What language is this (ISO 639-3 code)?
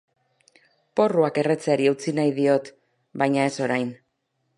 eus